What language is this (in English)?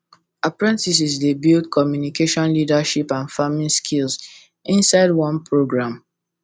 Nigerian Pidgin